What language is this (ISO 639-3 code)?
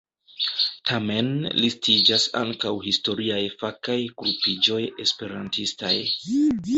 epo